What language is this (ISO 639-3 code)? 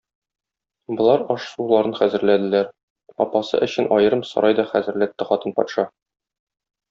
tat